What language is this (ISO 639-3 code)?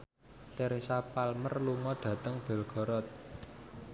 jav